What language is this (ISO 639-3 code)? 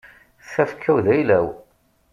kab